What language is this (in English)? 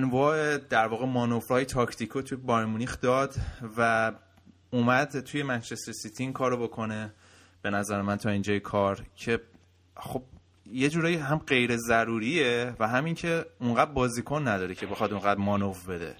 Persian